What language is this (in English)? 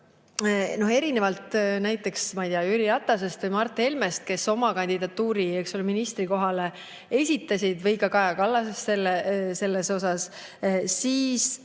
Estonian